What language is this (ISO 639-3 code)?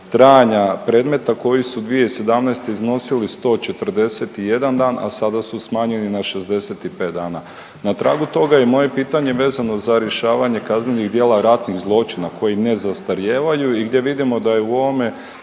hrv